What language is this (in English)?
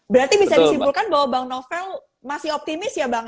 Indonesian